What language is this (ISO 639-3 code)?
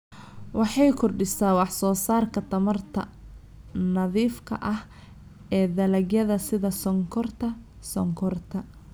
som